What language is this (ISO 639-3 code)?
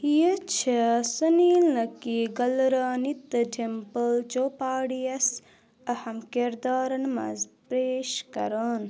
kas